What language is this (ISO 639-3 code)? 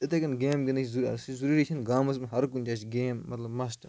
kas